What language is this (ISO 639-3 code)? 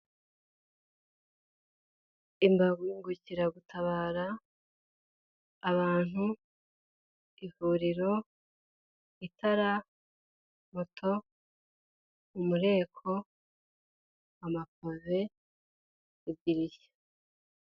kin